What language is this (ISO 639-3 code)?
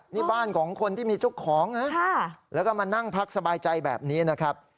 tha